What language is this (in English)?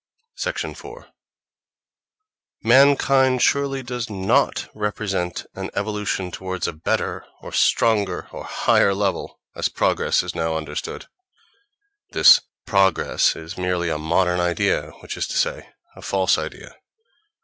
English